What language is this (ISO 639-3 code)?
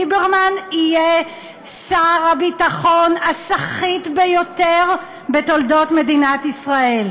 heb